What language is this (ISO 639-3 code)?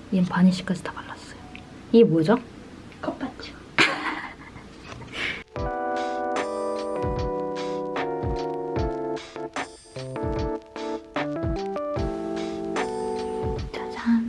kor